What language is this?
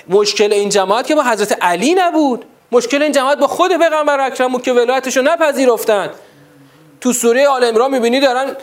Persian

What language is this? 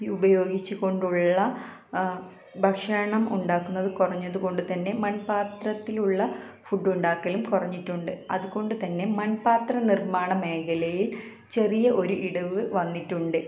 Malayalam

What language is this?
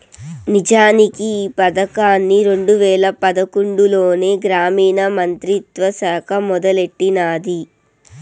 Telugu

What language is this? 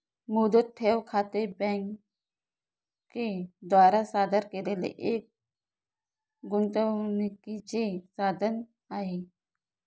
Marathi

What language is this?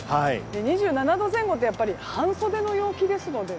Japanese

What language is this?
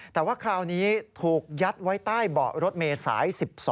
Thai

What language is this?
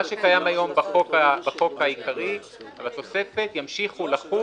Hebrew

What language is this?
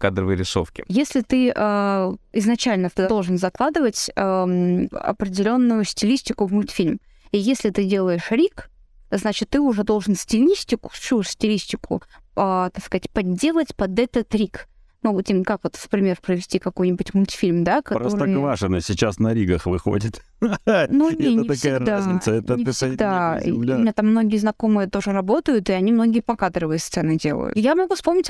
Russian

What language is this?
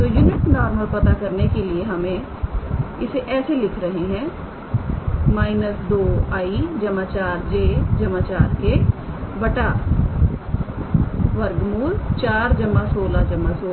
Hindi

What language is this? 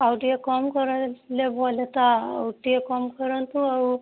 Odia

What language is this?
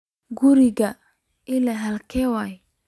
Somali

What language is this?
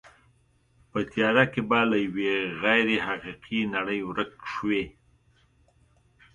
Pashto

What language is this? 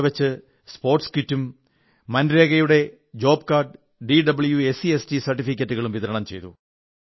Malayalam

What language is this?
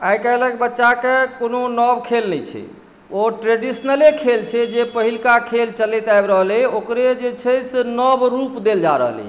Maithili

